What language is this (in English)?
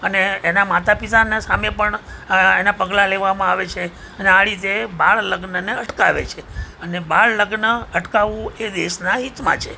Gujarati